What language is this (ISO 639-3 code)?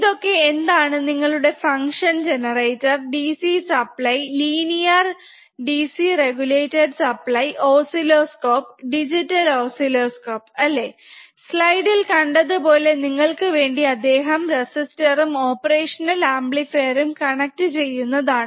mal